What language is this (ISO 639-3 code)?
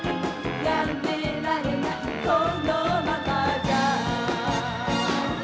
jpn